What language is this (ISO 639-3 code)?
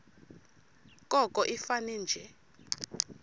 xho